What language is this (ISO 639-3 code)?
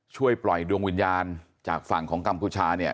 tha